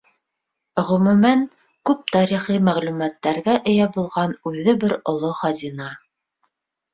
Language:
Bashkir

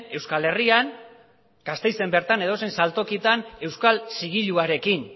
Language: Basque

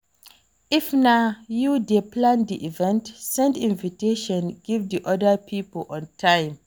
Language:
Nigerian Pidgin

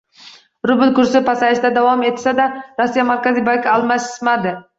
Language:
Uzbek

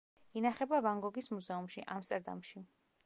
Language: Georgian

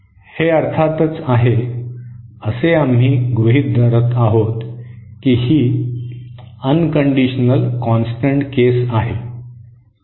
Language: Marathi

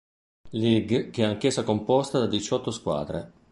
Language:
Italian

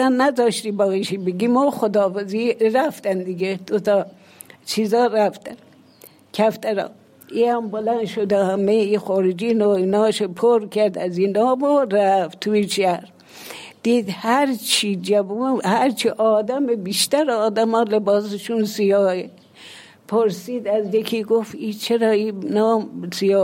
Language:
Persian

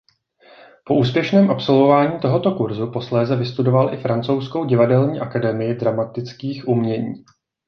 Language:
Czech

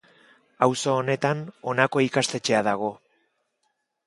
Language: Basque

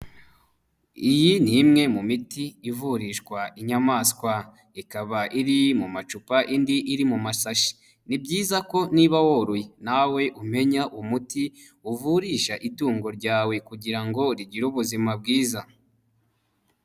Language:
Kinyarwanda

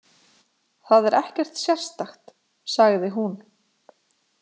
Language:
Icelandic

